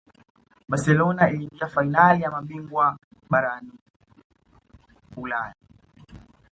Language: Swahili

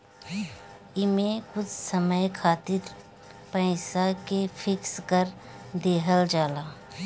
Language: Bhojpuri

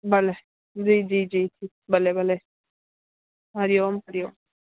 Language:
Sindhi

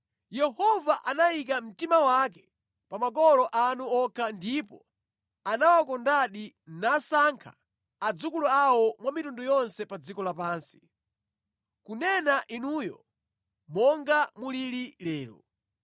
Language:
Nyanja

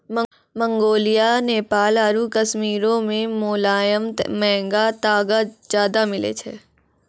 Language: Maithili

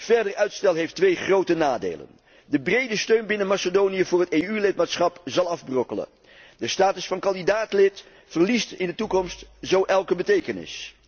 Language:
Dutch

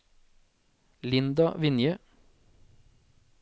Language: Norwegian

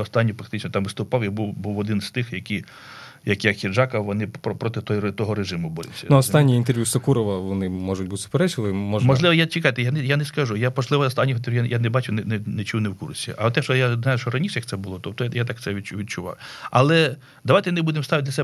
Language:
Ukrainian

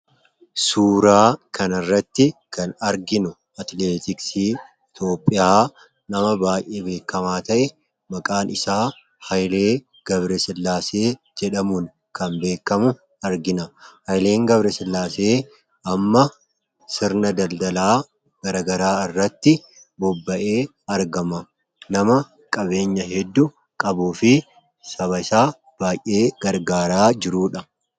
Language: Oromo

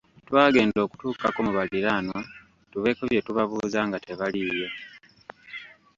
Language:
Ganda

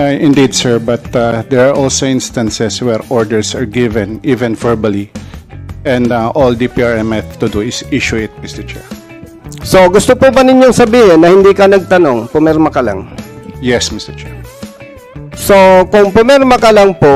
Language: Filipino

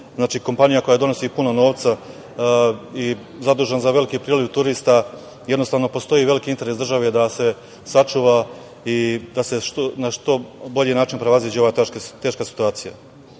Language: Serbian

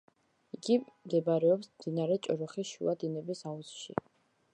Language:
Georgian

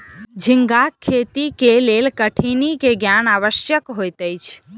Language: Maithili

